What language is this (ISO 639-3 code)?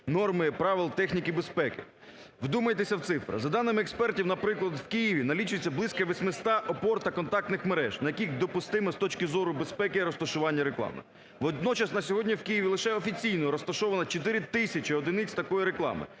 ukr